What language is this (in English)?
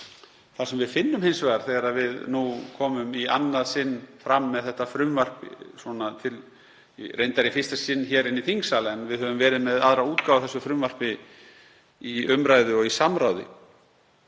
Icelandic